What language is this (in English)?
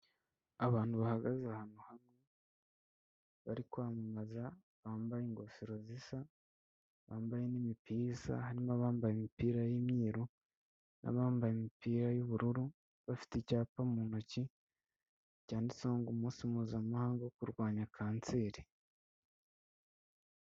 Kinyarwanda